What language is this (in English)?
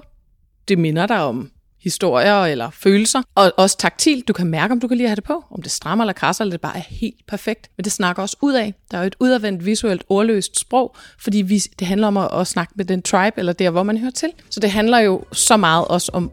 Danish